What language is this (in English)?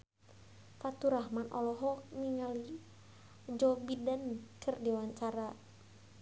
Sundanese